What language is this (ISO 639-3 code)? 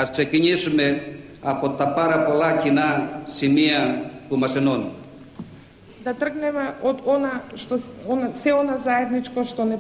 ell